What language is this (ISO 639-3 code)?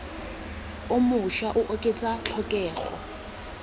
tsn